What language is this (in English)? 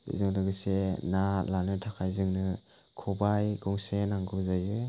Bodo